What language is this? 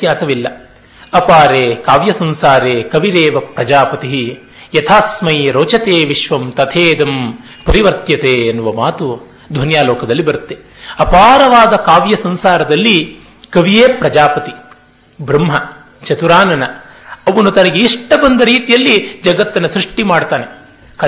Kannada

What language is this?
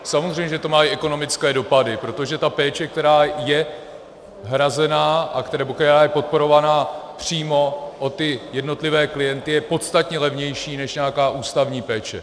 Czech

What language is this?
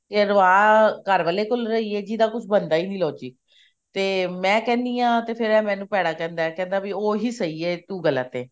Punjabi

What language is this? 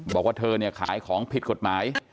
Thai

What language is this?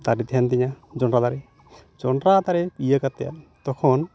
Santali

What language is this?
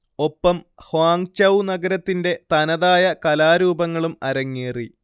Malayalam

